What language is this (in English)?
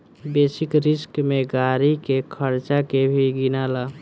Bhojpuri